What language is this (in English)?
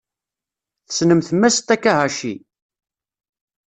Kabyle